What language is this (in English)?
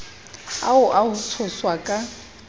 Southern Sotho